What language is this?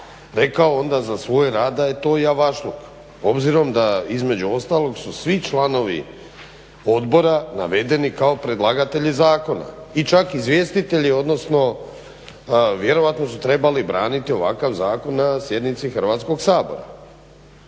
Croatian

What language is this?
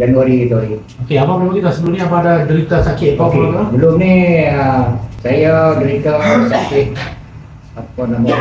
Malay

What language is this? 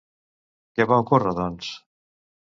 Catalan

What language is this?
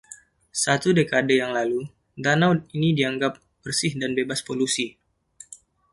Indonesian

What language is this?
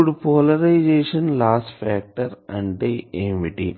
Telugu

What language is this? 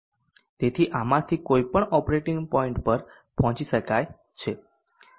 Gujarati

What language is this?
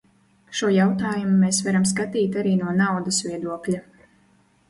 Latvian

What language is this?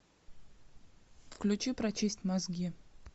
Russian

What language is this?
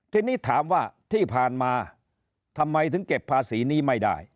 Thai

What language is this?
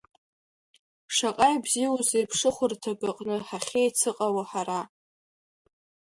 Abkhazian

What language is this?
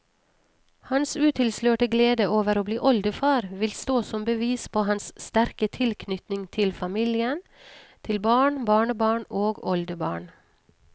Norwegian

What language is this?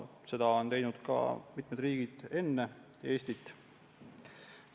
Estonian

